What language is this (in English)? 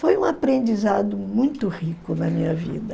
Portuguese